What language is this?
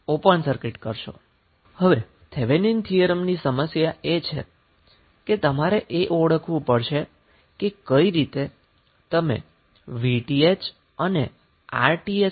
Gujarati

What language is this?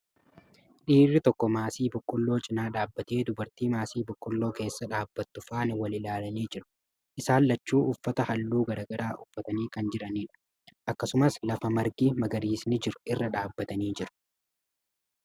Oromo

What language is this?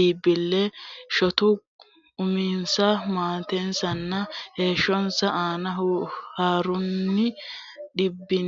Sidamo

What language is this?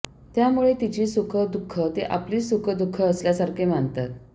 Marathi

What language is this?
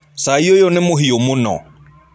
Kikuyu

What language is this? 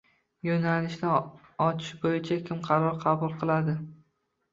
Uzbek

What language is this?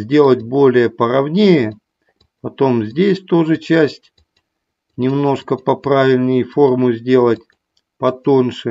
Russian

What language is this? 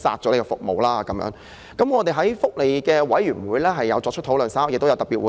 Cantonese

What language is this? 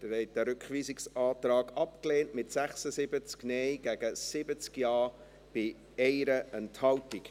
Swiss German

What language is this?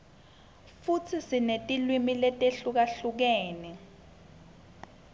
Swati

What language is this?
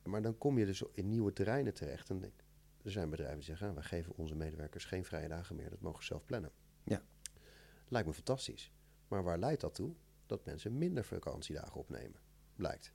Dutch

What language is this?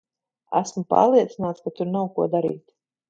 Latvian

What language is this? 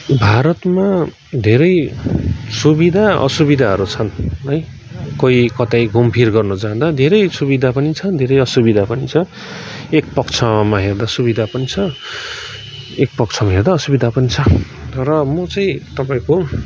Nepali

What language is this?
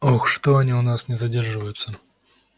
Russian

